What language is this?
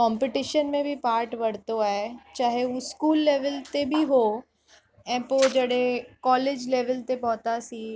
Sindhi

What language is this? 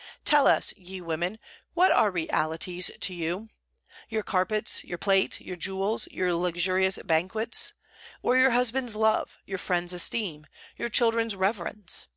English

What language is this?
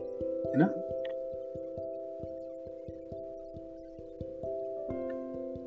Kannada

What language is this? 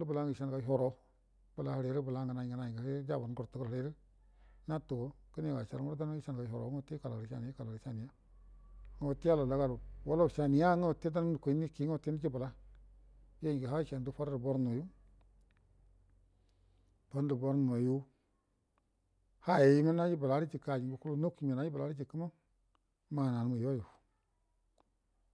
Buduma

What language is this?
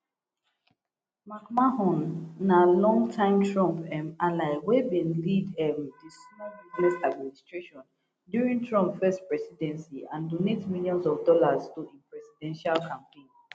Nigerian Pidgin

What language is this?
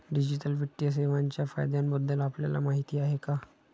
Marathi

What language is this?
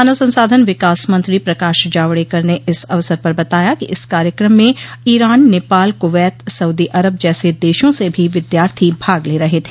Hindi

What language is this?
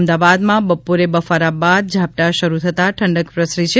Gujarati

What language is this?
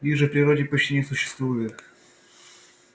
Russian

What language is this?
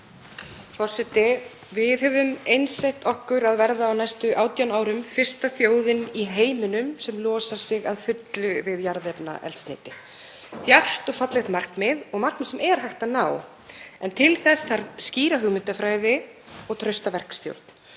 Icelandic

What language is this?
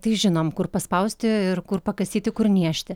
Lithuanian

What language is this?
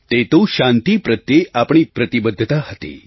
Gujarati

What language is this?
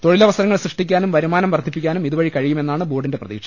Malayalam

